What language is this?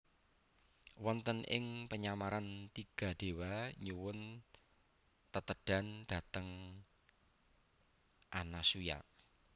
Javanese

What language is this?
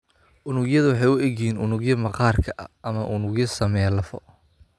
Somali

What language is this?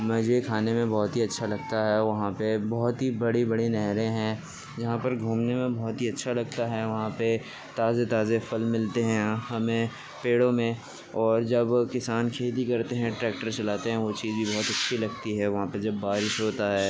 Urdu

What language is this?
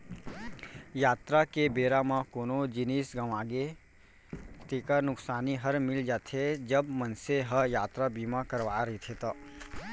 Chhattisgarhi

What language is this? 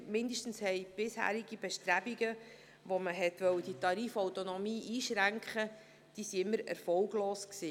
Swiss German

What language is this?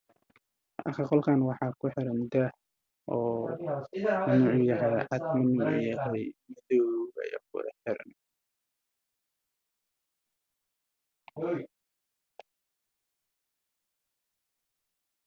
Somali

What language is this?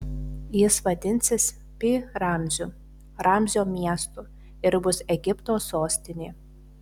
Lithuanian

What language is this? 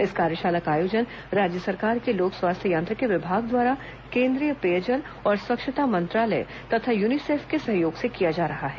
Hindi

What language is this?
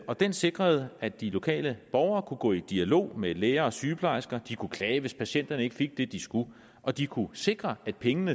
Danish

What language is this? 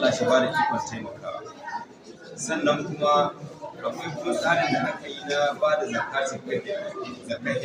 Arabic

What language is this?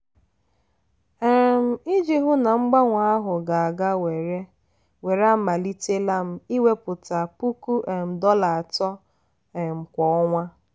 Igbo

